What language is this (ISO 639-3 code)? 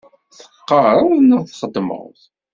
kab